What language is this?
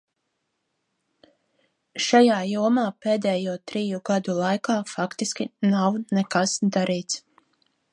Latvian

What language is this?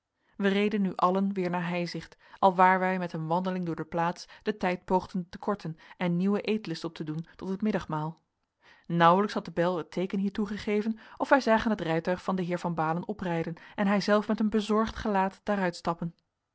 Dutch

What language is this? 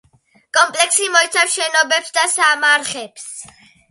Georgian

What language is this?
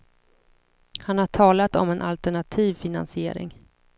Swedish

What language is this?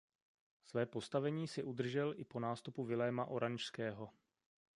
Czech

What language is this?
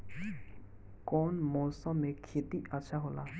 Bhojpuri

